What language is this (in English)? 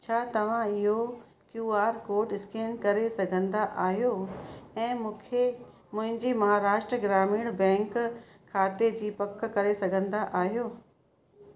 Sindhi